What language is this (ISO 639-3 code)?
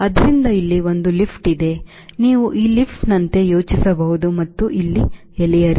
kan